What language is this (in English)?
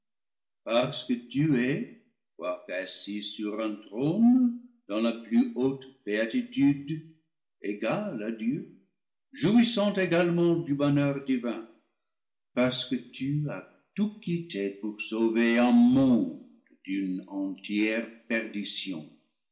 French